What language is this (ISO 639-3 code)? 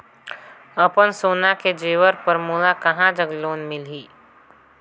hne